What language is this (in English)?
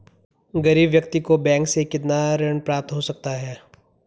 Hindi